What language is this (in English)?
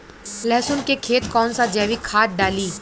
Bhojpuri